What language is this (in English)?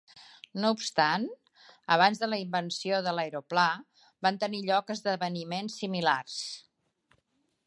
Catalan